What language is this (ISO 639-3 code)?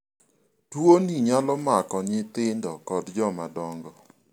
luo